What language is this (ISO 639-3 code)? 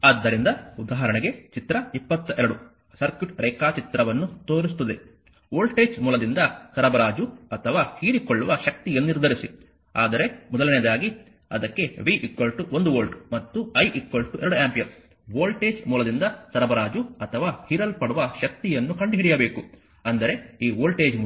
kan